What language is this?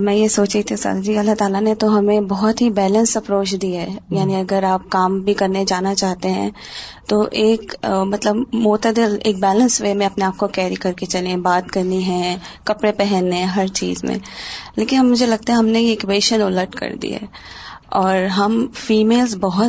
Urdu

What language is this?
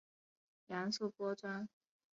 Chinese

